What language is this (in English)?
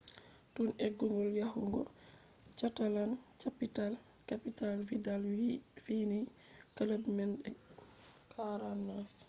Fula